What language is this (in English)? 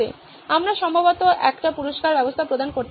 Bangla